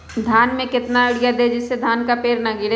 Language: Magahi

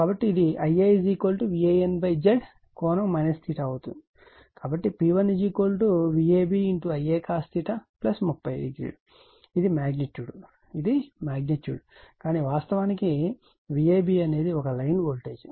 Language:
Telugu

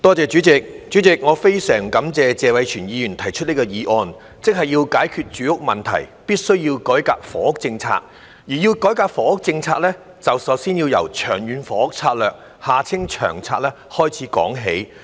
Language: Cantonese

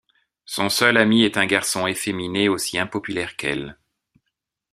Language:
French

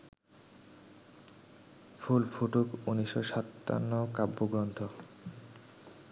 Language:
Bangla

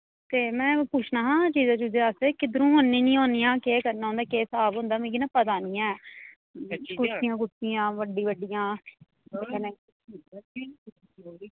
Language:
Dogri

